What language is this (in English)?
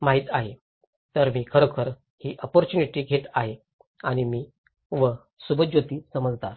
Marathi